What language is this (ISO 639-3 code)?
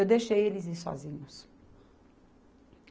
por